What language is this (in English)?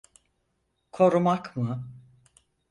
Turkish